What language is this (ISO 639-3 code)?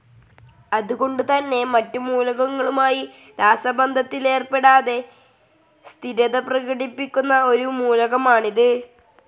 mal